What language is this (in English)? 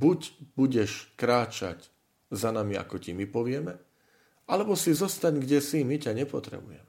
Slovak